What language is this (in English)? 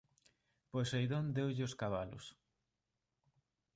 Galician